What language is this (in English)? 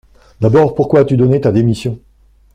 French